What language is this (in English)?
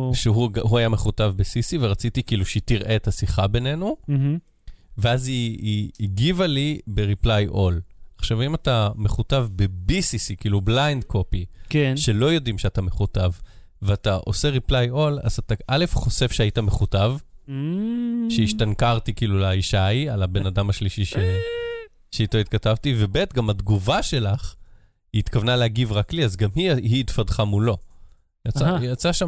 Hebrew